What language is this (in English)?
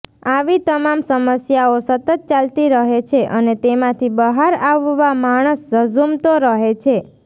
Gujarati